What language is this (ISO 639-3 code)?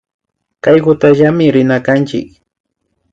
qvi